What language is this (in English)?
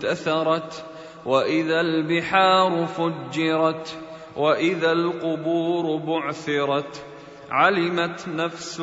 Arabic